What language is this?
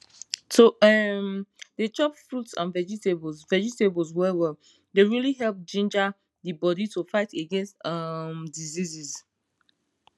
Nigerian Pidgin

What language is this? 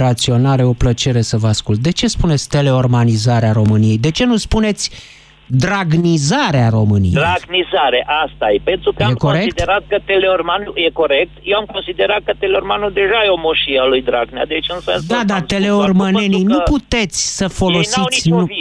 Romanian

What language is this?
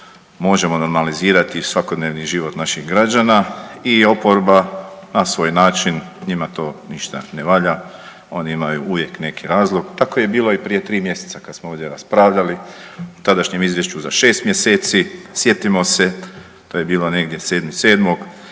Croatian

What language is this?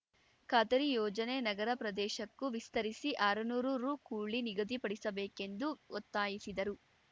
Kannada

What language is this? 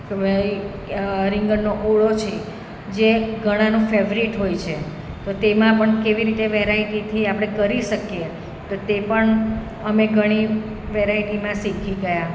Gujarati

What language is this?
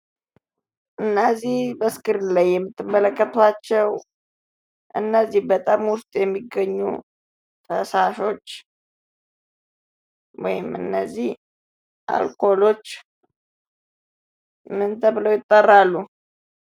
Amharic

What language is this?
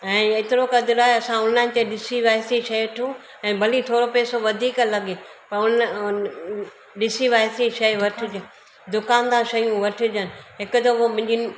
Sindhi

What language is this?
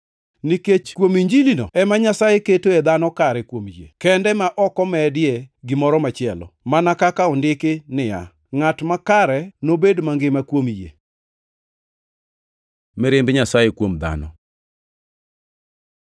Luo (Kenya and Tanzania)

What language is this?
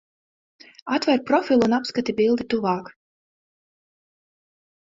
Latvian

